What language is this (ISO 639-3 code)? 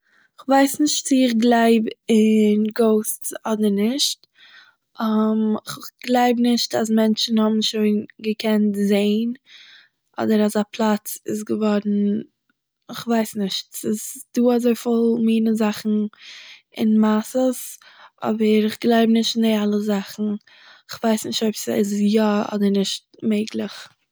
yid